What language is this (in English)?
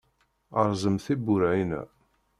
Kabyle